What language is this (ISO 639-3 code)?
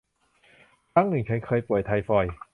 tha